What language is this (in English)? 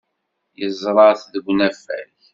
Kabyle